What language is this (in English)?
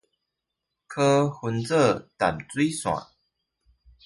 Chinese